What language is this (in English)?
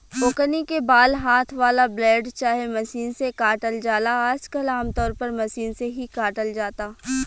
Bhojpuri